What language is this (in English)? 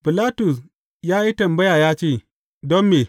Hausa